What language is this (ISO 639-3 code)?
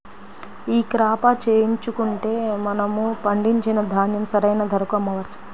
tel